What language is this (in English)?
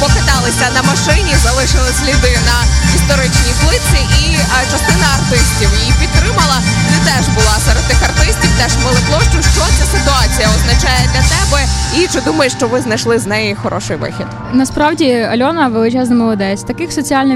Ukrainian